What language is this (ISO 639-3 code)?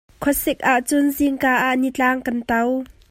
cnh